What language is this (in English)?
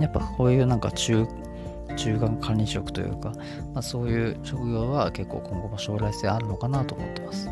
Japanese